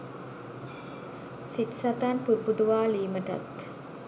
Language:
Sinhala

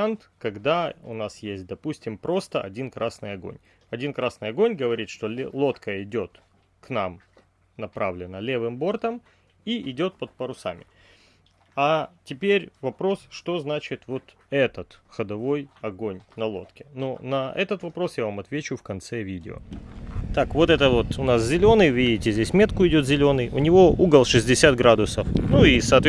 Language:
Russian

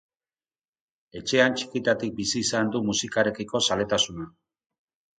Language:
Basque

